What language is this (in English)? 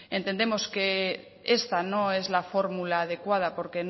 Spanish